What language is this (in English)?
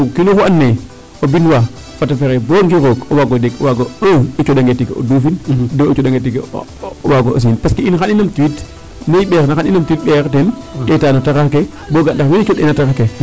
Serer